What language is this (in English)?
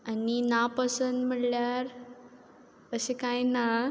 Konkani